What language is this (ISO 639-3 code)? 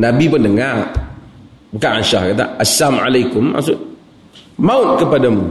msa